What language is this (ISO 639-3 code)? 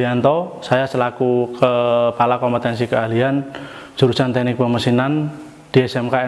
ind